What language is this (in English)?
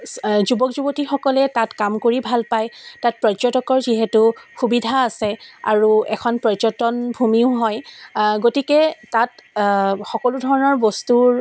Assamese